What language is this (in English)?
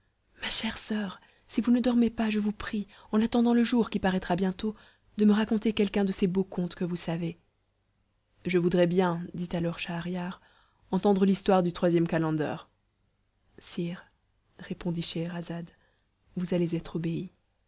French